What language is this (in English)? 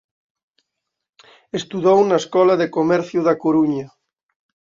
Galician